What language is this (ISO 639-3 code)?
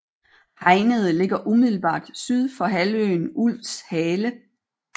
dan